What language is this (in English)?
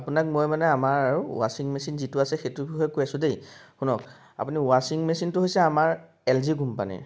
Assamese